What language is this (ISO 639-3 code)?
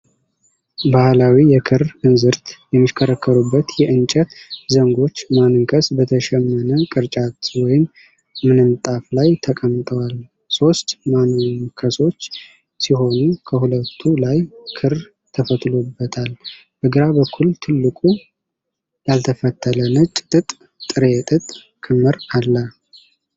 amh